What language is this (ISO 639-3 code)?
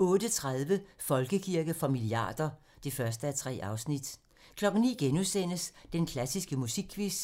dan